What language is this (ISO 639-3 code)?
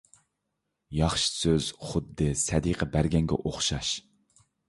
uig